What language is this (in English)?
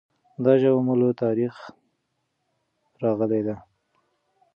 Pashto